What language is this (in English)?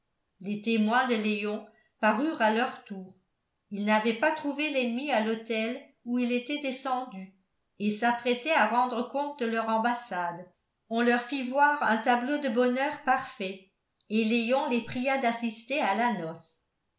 French